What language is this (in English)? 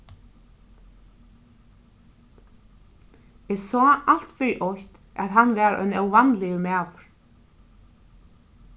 Faroese